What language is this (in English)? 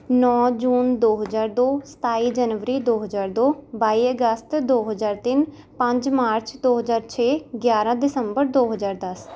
Punjabi